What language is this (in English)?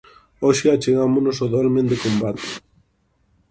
Galician